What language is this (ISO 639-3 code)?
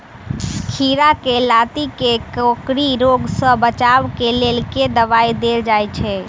mai